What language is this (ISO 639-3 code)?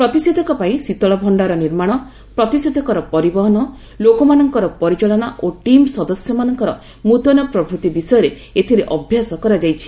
ori